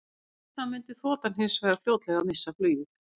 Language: Icelandic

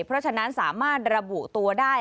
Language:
Thai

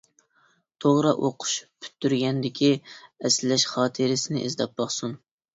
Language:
Uyghur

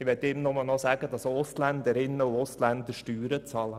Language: Swiss German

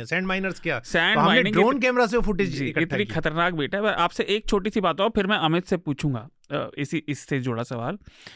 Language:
Hindi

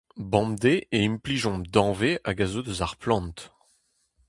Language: Breton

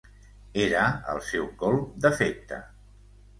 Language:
Catalan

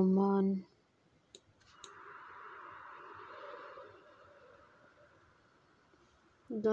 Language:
German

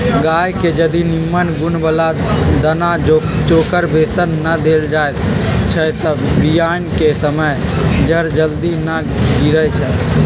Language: Magahi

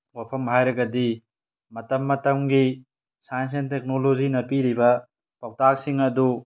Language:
Manipuri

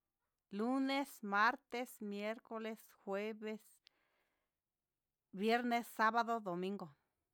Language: Huitepec Mixtec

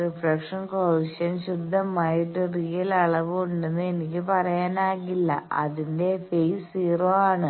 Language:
Malayalam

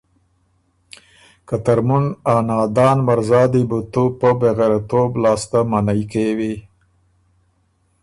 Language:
Ormuri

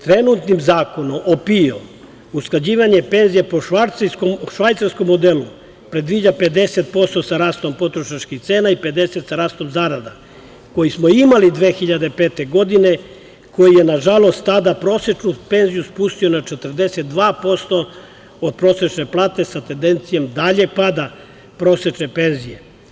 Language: Serbian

